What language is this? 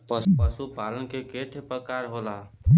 Bhojpuri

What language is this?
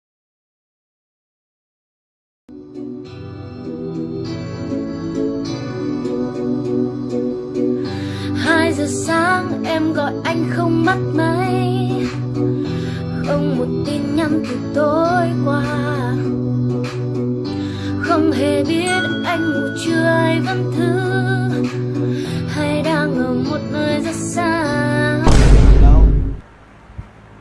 Vietnamese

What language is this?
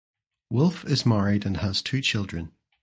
English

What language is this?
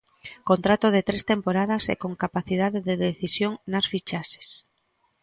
Galician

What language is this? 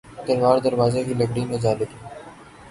Urdu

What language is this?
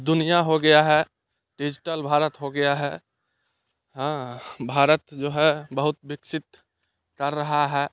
Hindi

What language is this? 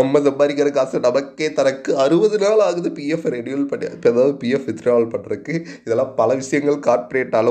Tamil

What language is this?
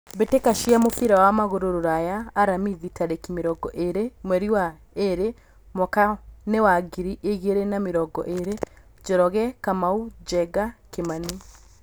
Kikuyu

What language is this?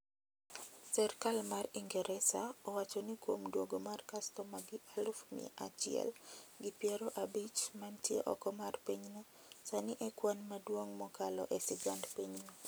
Luo (Kenya and Tanzania)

